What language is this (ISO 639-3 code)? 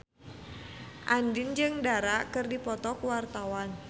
sun